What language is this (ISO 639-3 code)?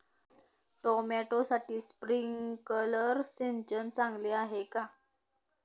mar